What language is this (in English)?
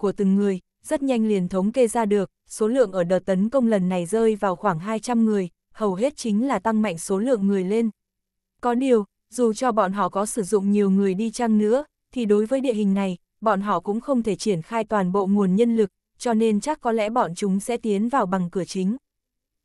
Vietnamese